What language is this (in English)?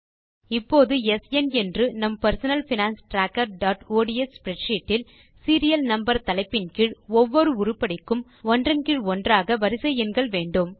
Tamil